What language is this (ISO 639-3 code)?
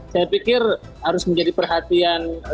ind